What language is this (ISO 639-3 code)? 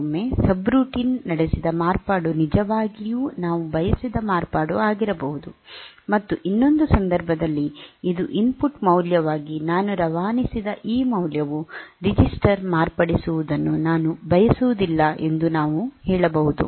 kan